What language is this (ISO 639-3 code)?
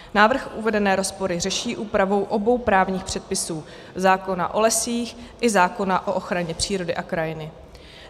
ces